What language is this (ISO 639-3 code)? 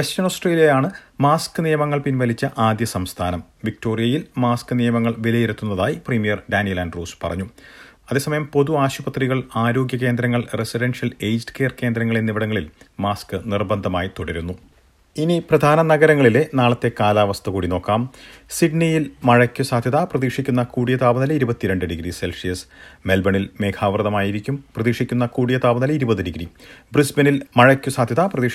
mal